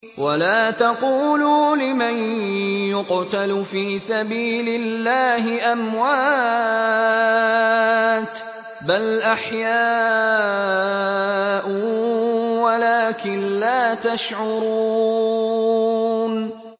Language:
Arabic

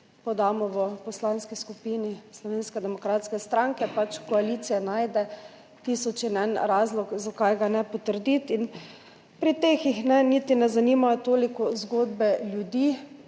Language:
Slovenian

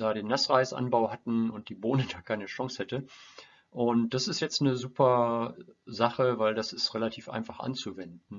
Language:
German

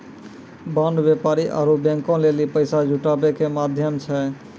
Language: Maithili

